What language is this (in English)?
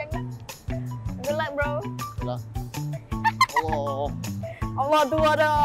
Malay